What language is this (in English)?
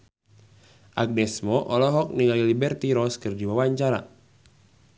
Sundanese